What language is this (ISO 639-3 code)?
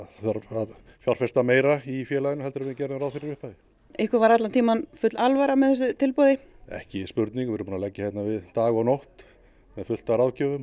isl